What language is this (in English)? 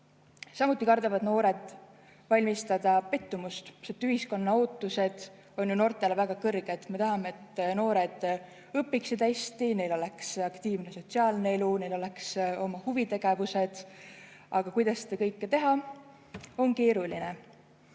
Estonian